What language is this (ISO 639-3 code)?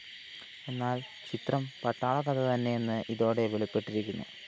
mal